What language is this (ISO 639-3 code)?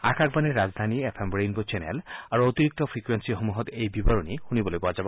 asm